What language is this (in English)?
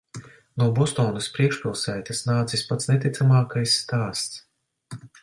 Latvian